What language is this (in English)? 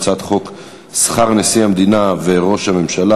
Hebrew